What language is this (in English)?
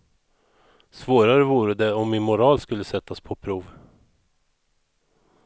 Swedish